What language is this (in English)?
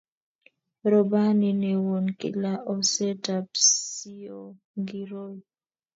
Kalenjin